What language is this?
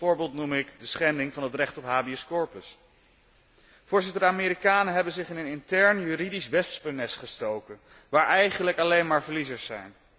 Dutch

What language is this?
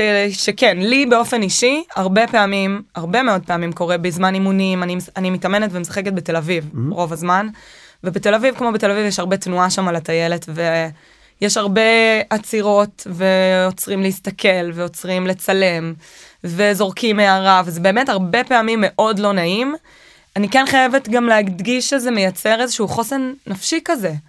Hebrew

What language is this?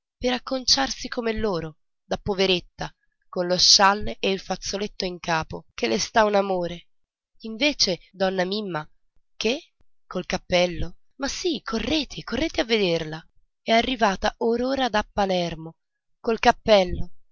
Italian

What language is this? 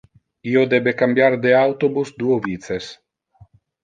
Interlingua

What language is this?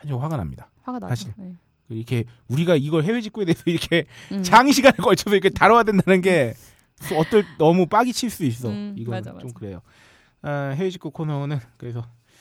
Korean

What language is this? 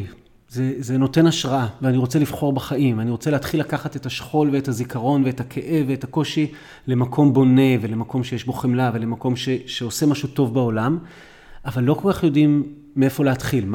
Hebrew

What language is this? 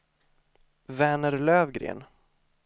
Swedish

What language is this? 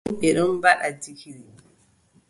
Adamawa Fulfulde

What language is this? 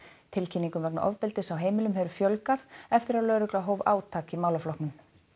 Icelandic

